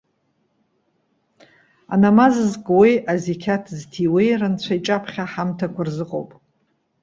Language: Abkhazian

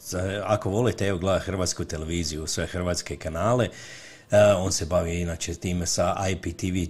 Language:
Croatian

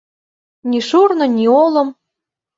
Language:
Mari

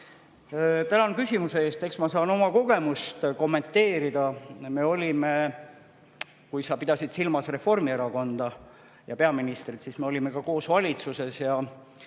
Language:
Estonian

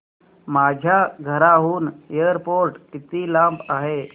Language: Marathi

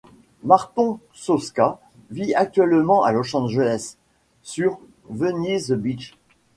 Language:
French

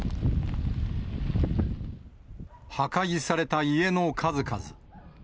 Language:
Japanese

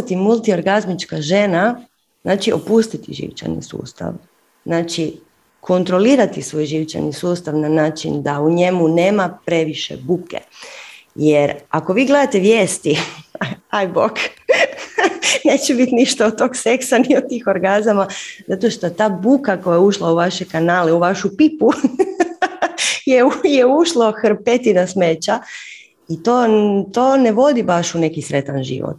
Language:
Croatian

